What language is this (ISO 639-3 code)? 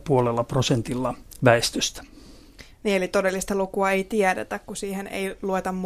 fin